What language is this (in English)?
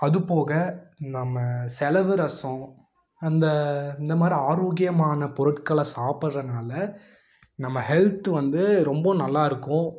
Tamil